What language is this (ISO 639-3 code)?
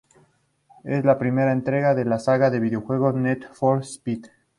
spa